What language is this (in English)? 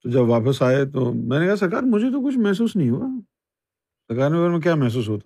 Urdu